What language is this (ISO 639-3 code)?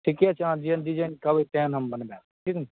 mai